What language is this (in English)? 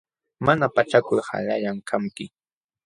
Jauja Wanca Quechua